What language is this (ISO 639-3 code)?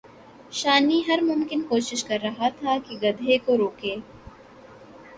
urd